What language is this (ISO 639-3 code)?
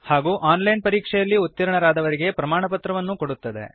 kan